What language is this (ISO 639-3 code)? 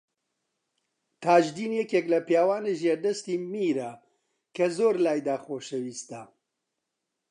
ckb